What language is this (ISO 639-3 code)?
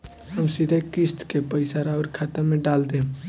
bho